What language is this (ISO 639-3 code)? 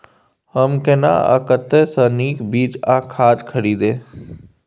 mai